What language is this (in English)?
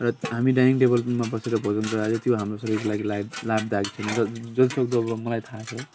Nepali